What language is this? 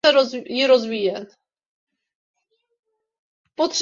Czech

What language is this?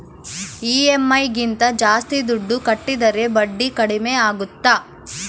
Kannada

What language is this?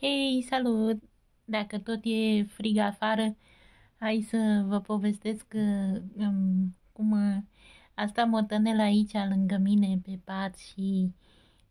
Romanian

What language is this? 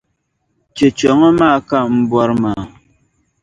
Dagbani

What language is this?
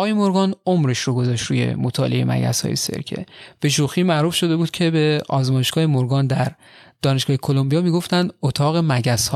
Persian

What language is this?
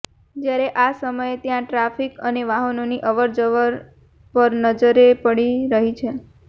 Gujarati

